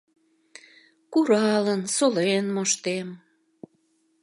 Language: Mari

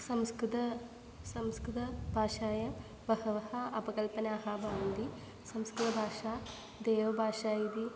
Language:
Sanskrit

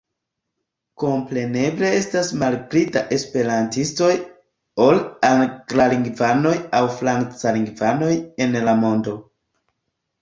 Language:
Esperanto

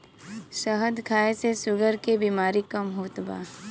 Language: Bhojpuri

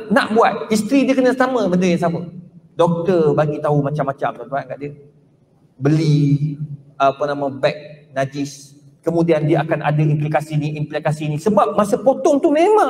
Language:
Malay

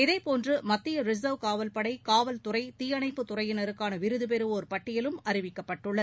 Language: Tamil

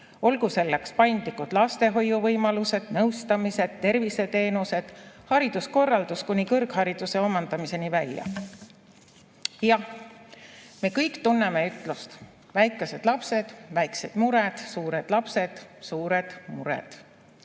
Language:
Estonian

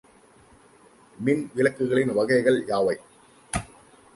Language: Tamil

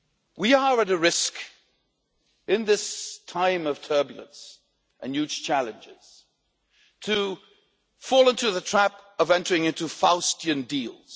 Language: English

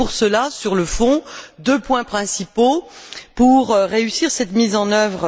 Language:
French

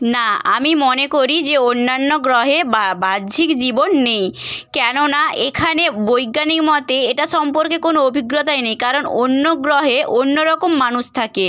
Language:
Bangla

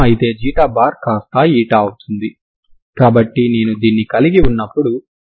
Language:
Telugu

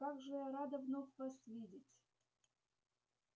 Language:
Russian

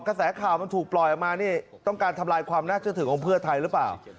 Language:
Thai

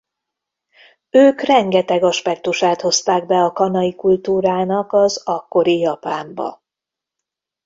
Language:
Hungarian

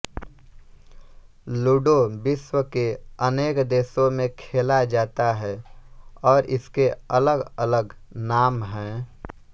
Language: Hindi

